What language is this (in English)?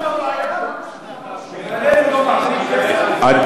Hebrew